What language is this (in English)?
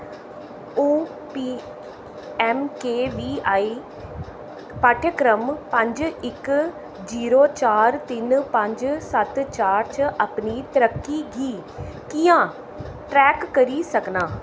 Dogri